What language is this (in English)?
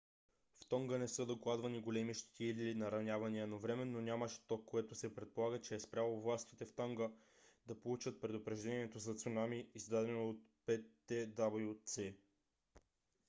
Bulgarian